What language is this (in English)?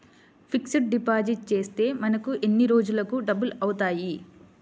Telugu